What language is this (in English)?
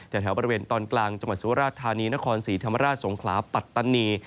Thai